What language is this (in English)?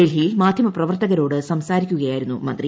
Malayalam